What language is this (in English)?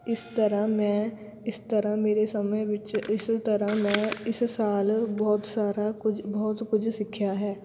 Punjabi